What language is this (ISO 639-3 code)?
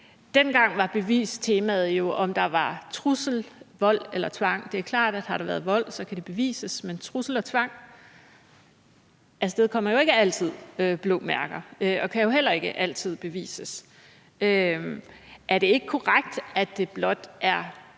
dan